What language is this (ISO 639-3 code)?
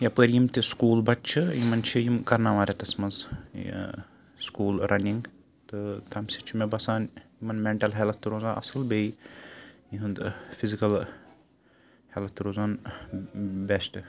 kas